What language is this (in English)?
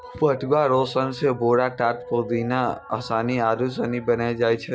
Maithili